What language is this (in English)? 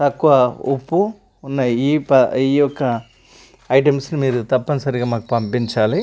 Telugu